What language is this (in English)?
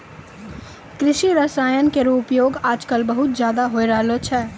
Maithili